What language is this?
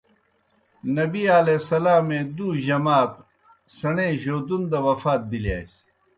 Kohistani Shina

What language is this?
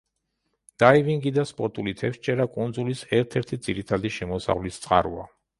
Georgian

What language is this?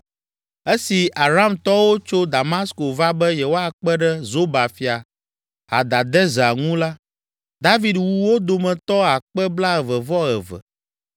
Ewe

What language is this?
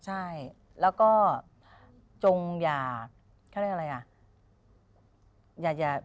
Thai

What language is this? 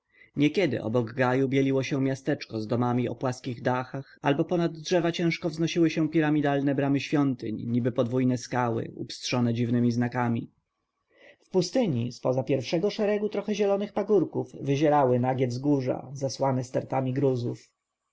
Polish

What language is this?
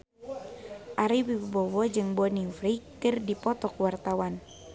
Sundanese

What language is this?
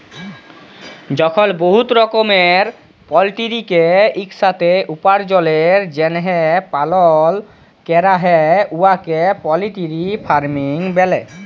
Bangla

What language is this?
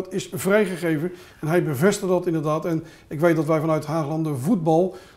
Dutch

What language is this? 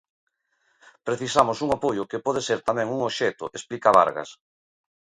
Galician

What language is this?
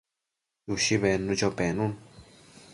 Matsés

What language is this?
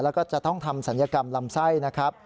Thai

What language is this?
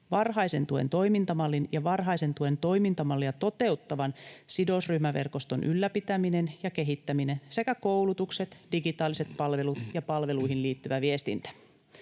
Finnish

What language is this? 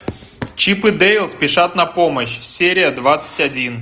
Russian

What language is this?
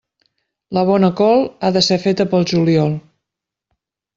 Catalan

